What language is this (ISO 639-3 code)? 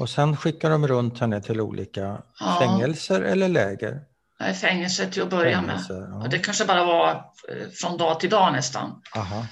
swe